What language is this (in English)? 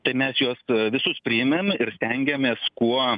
Lithuanian